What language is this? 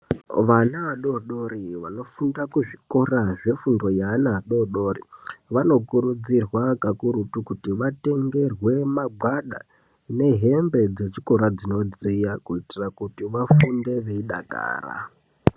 Ndau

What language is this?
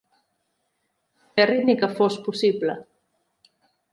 Catalan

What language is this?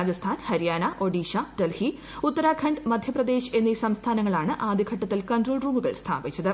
Malayalam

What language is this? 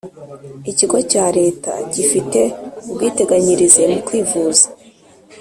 Kinyarwanda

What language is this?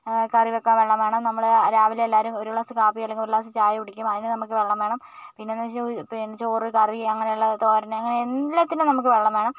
Malayalam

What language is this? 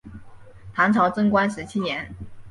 Chinese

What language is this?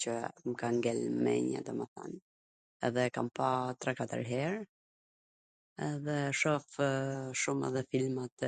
Gheg Albanian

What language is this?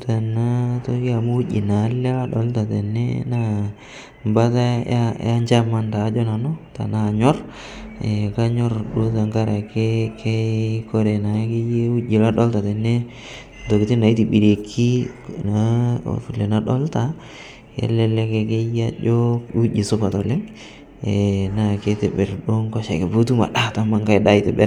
Masai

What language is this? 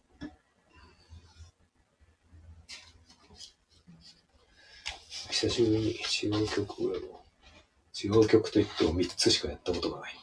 Japanese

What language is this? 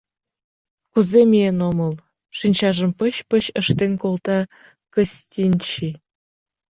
Mari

